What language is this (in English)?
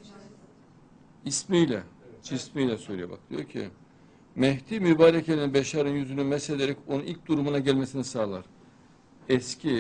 Turkish